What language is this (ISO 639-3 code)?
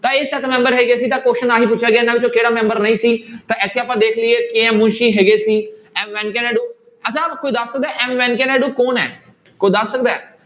pan